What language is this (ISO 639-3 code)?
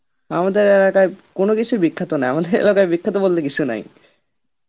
ben